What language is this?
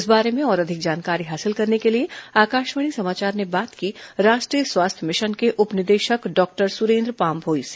Hindi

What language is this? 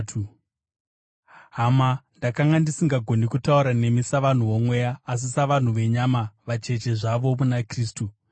Shona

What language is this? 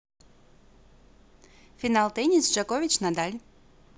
Russian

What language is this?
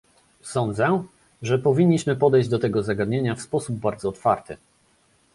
Polish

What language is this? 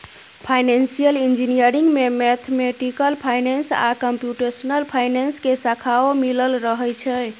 Maithili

